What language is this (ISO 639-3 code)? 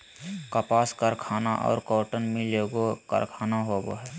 mag